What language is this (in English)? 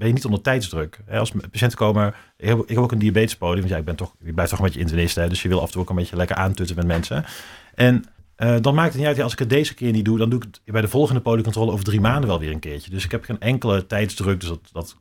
Dutch